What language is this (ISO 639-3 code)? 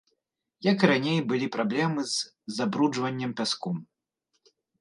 bel